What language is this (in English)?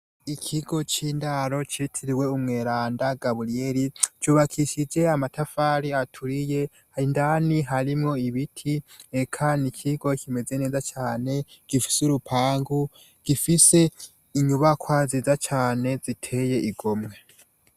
Rundi